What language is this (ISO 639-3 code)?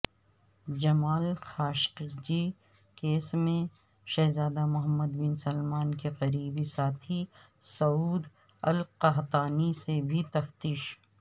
urd